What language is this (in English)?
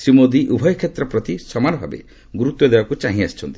Odia